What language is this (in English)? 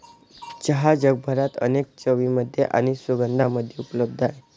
Marathi